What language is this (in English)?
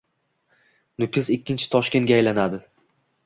Uzbek